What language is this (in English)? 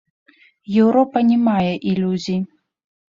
Belarusian